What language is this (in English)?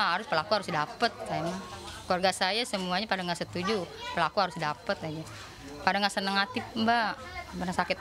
Indonesian